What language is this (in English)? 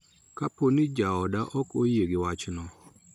Luo (Kenya and Tanzania)